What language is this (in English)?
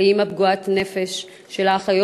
Hebrew